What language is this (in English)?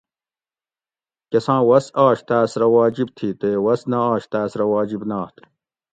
Gawri